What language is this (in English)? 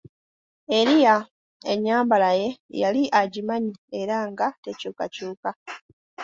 Ganda